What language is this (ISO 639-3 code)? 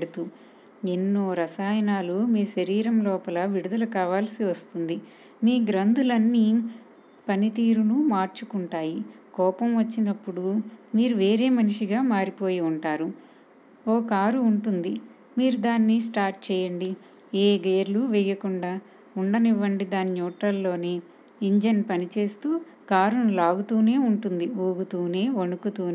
tel